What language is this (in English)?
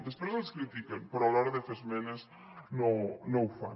Catalan